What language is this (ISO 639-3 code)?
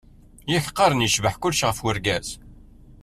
kab